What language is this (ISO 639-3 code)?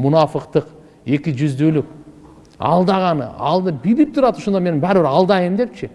tur